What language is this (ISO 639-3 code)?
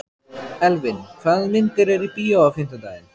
isl